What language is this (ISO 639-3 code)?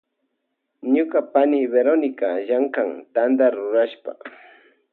qvj